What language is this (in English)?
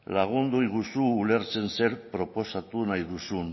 Basque